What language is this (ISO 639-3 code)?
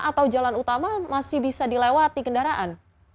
ind